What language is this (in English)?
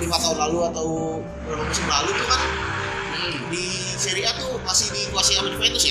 Indonesian